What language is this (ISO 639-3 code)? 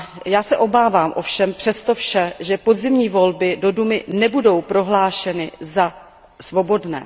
ces